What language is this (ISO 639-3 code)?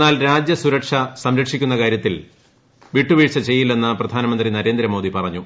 mal